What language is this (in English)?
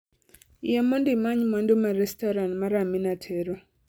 Luo (Kenya and Tanzania)